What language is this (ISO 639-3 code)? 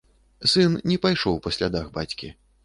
bel